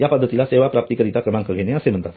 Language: Marathi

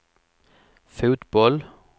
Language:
Swedish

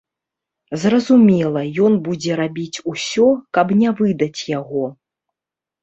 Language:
Belarusian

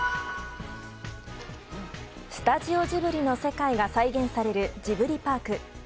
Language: Japanese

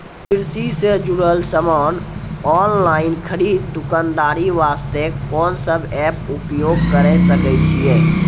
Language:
Maithili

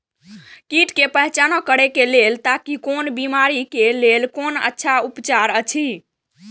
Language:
Maithili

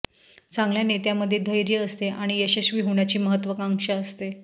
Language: Marathi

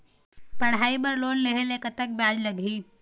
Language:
Chhattisgarhi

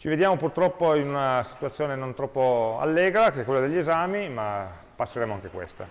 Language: Italian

